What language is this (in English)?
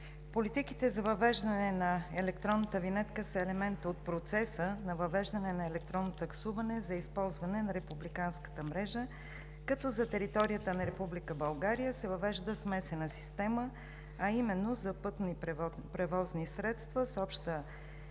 Bulgarian